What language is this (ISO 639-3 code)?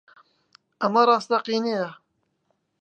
ckb